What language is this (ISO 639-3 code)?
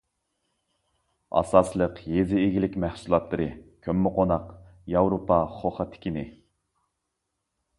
uig